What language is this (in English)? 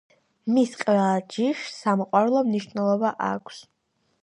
Georgian